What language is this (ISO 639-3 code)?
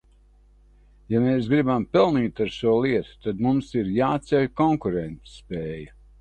lav